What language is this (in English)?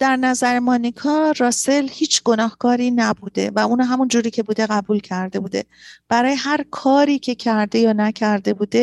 Persian